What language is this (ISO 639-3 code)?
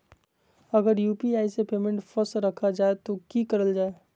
mag